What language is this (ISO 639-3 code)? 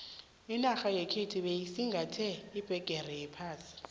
nbl